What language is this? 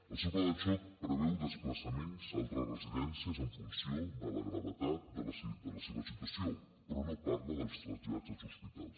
Catalan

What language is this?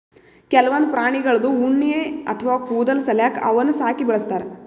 Kannada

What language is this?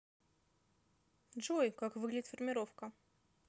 Russian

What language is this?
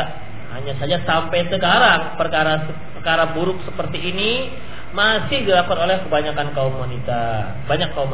Indonesian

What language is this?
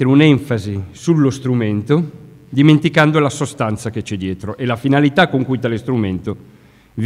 Italian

